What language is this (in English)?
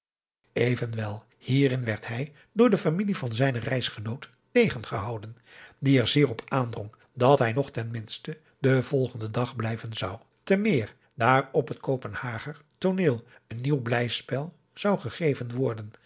Dutch